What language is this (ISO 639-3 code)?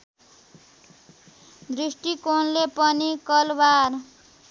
nep